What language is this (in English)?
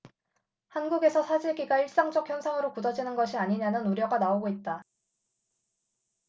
Korean